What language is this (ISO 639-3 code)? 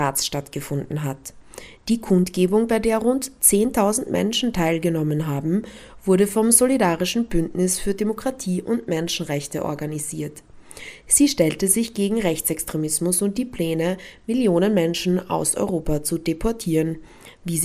deu